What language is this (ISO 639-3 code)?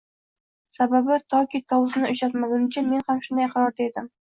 uzb